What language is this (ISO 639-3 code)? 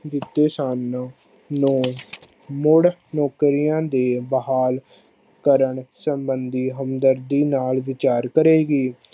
pan